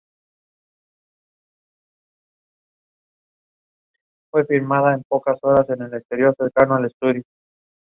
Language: Spanish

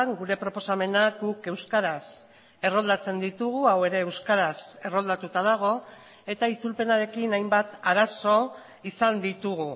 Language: Basque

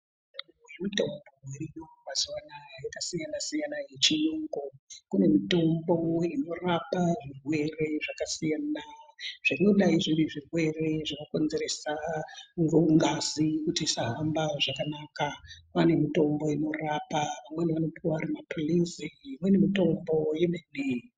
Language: Ndau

